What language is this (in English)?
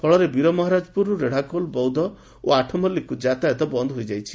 Odia